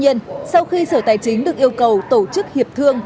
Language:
Vietnamese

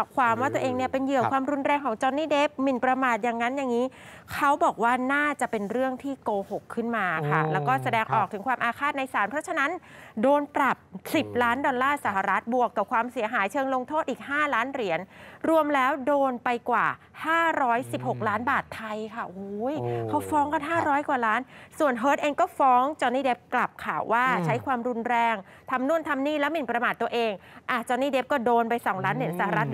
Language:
Thai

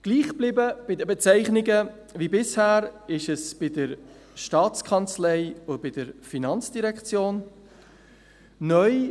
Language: Swiss German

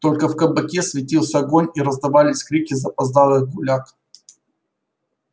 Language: Russian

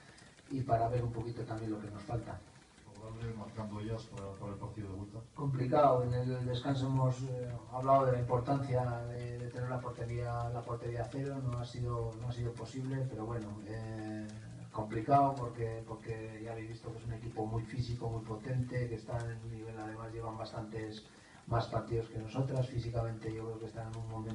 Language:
Spanish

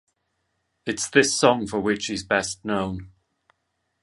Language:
English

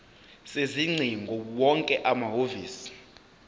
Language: Zulu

